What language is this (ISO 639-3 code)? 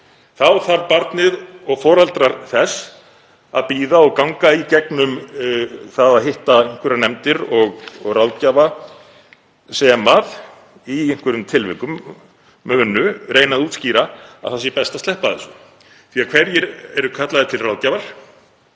isl